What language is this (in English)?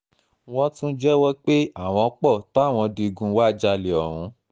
Yoruba